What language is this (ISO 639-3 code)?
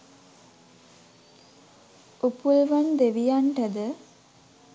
sin